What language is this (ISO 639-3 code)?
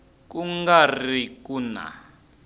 tso